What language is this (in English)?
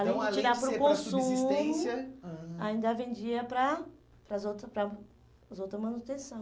Portuguese